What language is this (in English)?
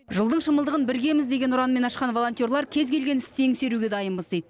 Kazakh